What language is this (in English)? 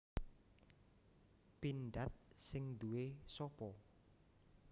Javanese